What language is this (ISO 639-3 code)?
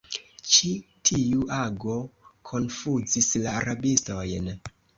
epo